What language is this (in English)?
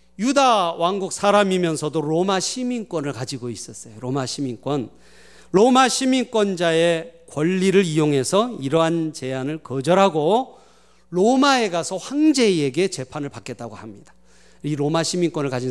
Korean